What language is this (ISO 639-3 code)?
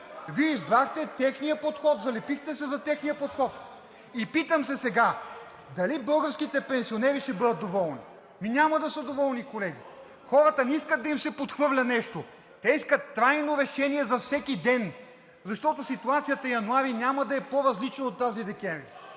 bul